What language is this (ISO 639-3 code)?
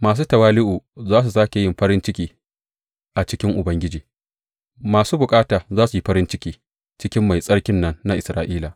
hau